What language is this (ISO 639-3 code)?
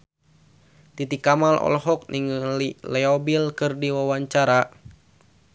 sun